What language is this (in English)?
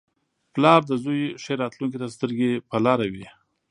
Pashto